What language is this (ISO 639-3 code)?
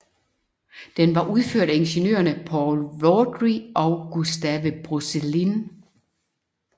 dan